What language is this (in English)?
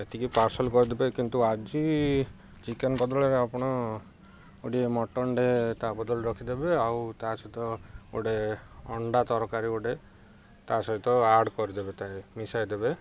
Odia